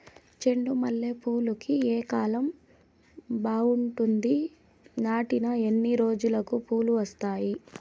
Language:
Telugu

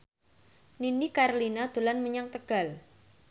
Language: Javanese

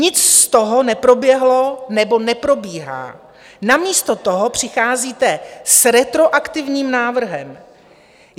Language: Czech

